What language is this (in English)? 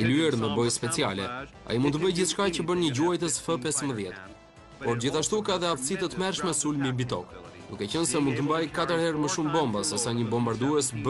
Romanian